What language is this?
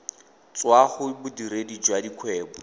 Tswana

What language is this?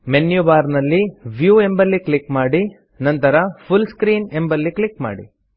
Kannada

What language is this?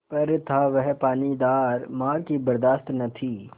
Hindi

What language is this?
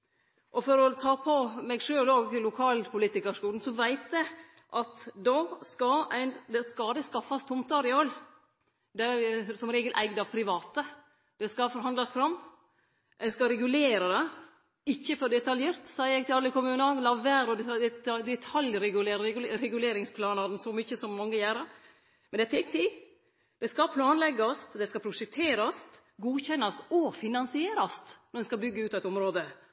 Norwegian Nynorsk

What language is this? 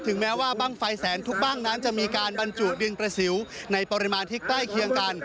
Thai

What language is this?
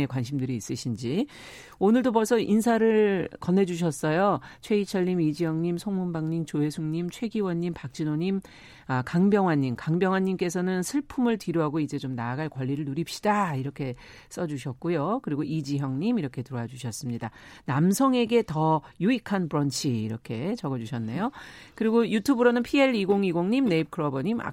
Korean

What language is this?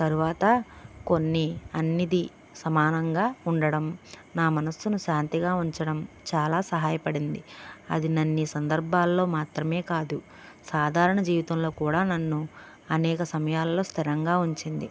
Telugu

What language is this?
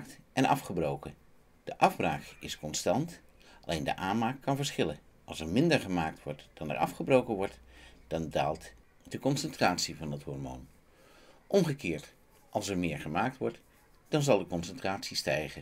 Dutch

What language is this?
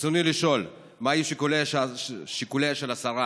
Hebrew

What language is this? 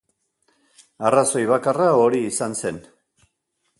Basque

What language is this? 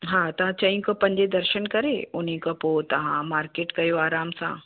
Sindhi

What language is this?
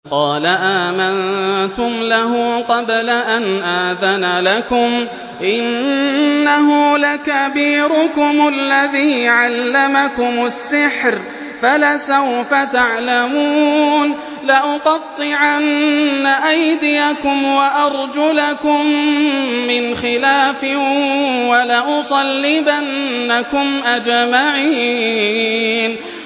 Arabic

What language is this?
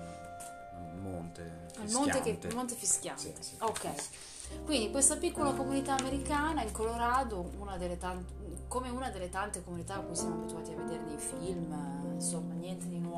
Italian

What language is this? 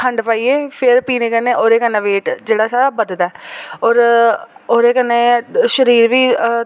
Dogri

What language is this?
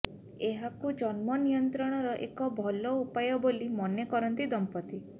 Odia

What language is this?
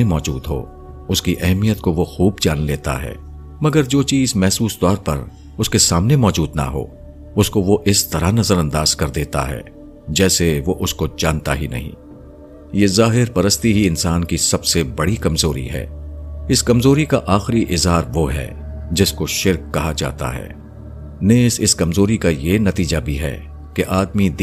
Urdu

